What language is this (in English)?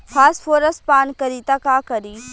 Bhojpuri